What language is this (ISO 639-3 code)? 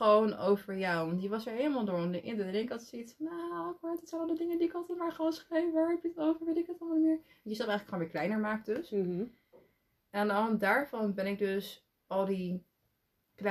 nld